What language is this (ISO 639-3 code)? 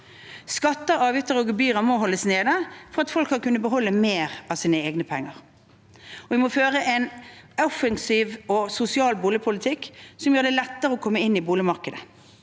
nor